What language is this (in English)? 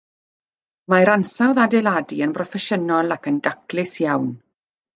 Welsh